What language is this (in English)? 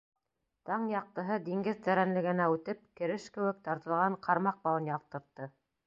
Bashkir